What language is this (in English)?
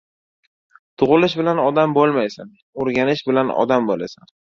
Uzbek